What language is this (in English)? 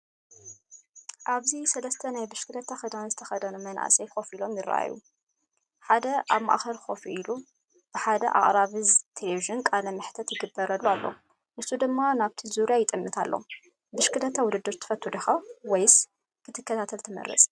Tigrinya